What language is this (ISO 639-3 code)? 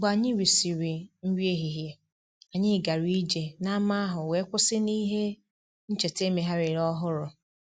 ibo